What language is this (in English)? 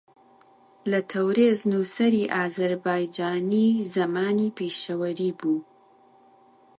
Central Kurdish